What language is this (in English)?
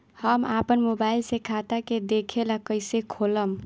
Bhojpuri